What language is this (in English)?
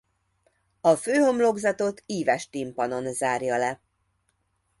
Hungarian